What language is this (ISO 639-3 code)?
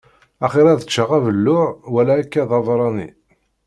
kab